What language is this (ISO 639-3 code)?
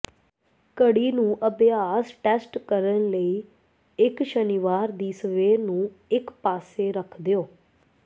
pan